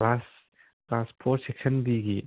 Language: Manipuri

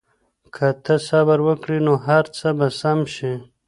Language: Pashto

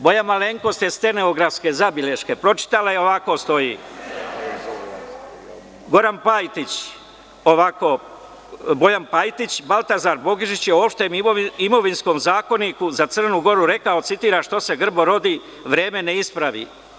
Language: Serbian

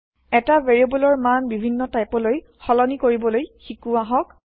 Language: Assamese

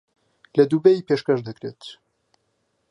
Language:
Central Kurdish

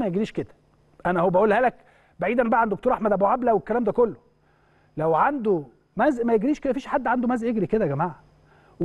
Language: Arabic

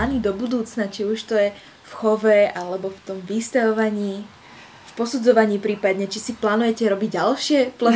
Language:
Slovak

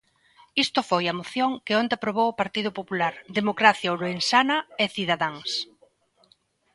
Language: Galician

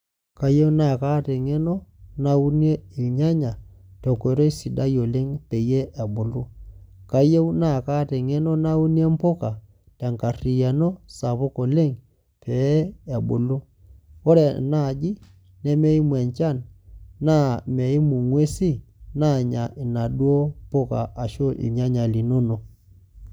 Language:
Masai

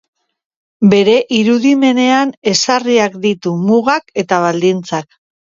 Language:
Basque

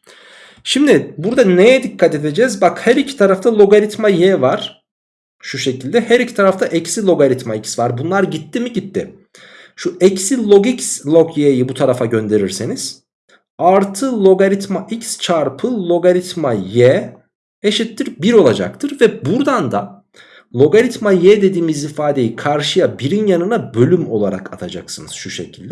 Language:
Turkish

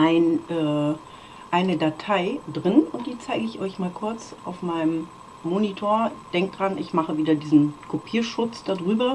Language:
German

